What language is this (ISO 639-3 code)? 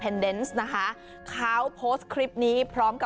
tha